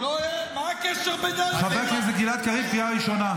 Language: Hebrew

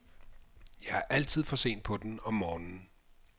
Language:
Danish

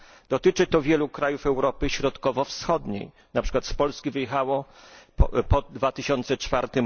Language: Polish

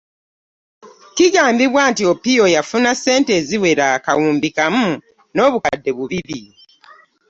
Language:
Ganda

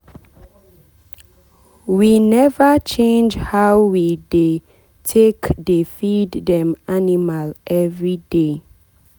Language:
Nigerian Pidgin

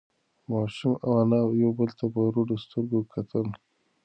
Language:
Pashto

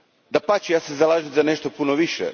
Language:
Croatian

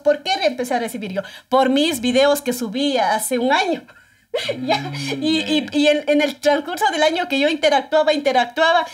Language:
Spanish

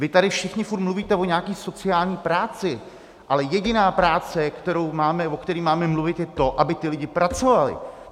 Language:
Czech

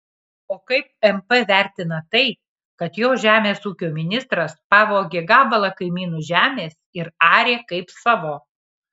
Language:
Lithuanian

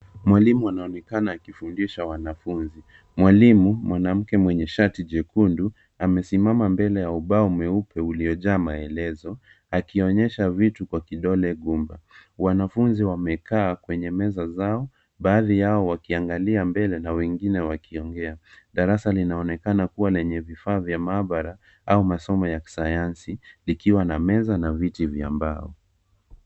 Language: Swahili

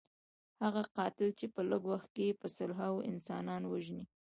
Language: Pashto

